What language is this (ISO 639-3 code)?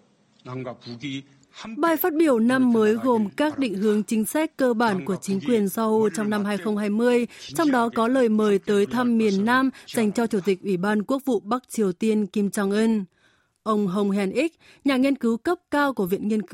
vie